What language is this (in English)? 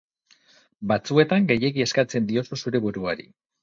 Basque